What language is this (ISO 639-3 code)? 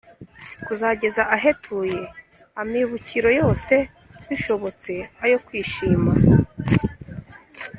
kin